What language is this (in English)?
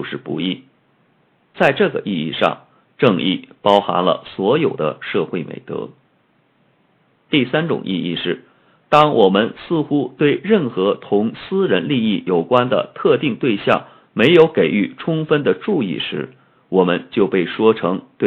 Chinese